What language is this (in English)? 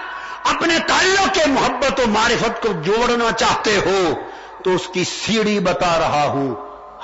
Urdu